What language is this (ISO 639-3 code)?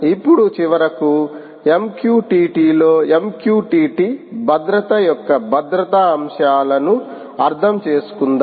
tel